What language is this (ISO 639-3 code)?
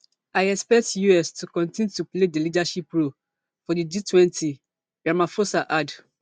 pcm